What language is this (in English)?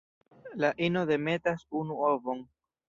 Esperanto